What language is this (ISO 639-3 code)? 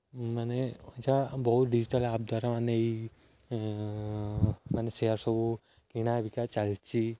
ori